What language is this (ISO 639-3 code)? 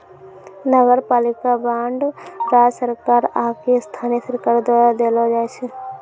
mai